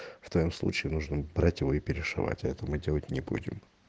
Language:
Russian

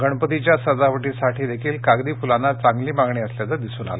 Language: Marathi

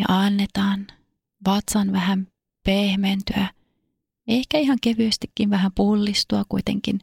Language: Finnish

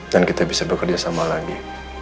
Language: Indonesian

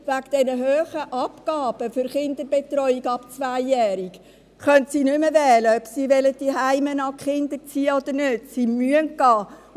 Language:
Swiss German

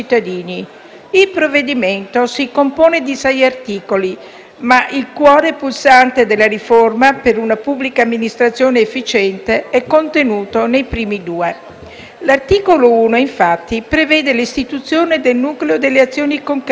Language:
Italian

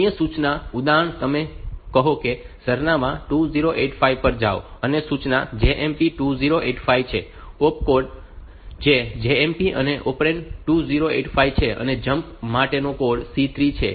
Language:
Gujarati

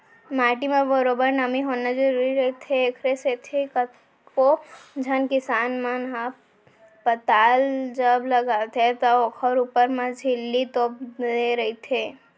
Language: Chhattisgarhi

